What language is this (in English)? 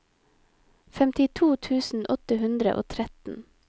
Norwegian